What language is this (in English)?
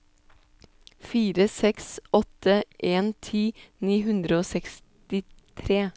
Norwegian